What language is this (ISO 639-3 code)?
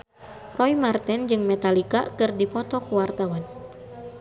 sun